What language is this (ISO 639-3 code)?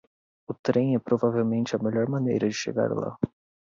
por